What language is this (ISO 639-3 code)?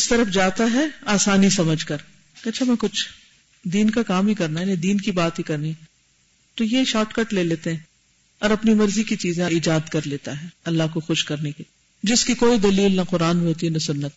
urd